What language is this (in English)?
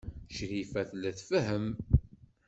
Kabyle